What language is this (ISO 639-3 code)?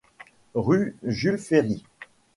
fra